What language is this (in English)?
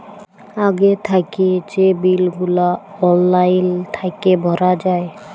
Bangla